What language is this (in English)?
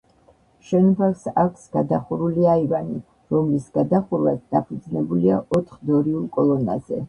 Georgian